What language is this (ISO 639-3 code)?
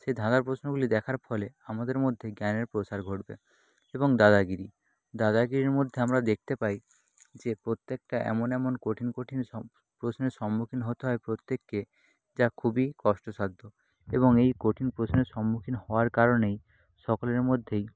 ben